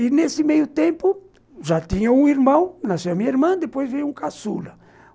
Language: Portuguese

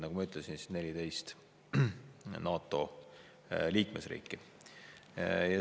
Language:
Estonian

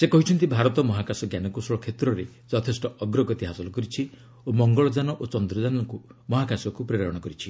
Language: Odia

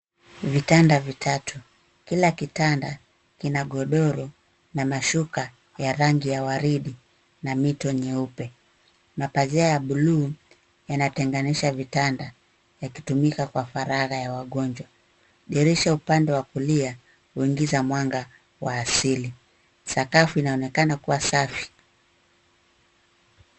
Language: Swahili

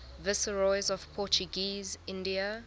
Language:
English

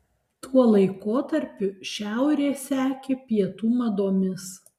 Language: Lithuanian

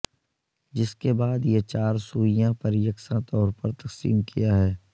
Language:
Urdu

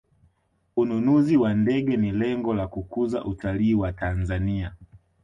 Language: Swahili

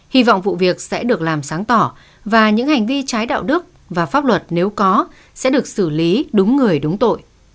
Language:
Vietnamese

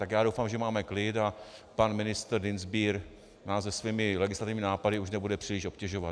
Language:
Czech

